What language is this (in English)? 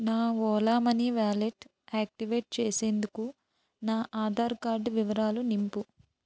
Telugu